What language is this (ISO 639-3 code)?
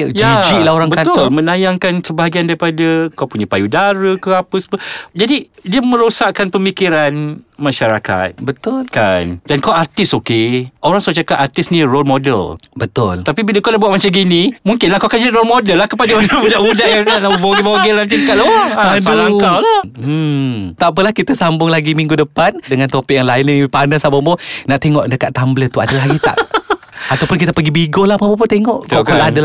msa